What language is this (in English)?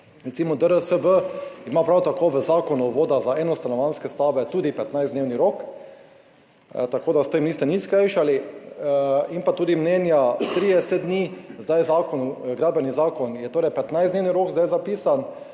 Slovenian